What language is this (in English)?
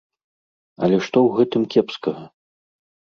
Belarusian